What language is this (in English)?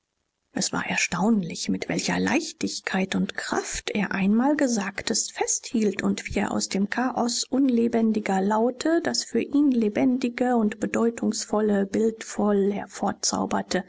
German